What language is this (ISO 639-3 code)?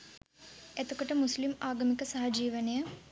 sin